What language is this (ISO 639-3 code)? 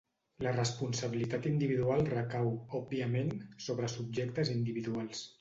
cat